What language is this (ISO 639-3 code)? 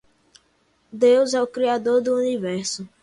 por